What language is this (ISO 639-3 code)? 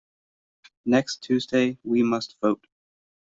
eng